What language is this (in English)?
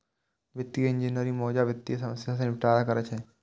Maithili